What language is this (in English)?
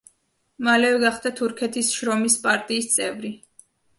Georgian